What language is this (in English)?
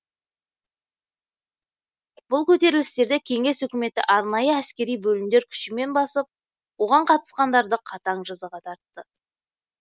Kazakh